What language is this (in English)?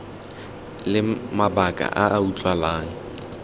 Tswana